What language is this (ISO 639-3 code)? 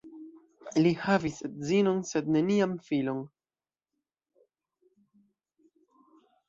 epo